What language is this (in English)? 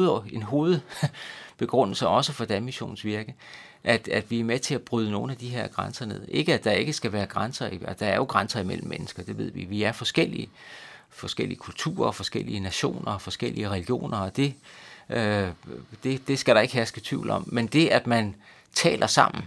Danish